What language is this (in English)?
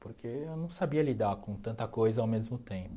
Portuguese